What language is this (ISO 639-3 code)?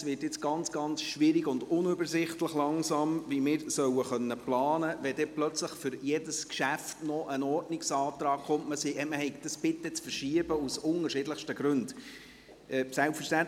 gsw